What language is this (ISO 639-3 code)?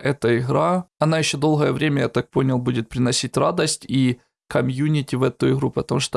rus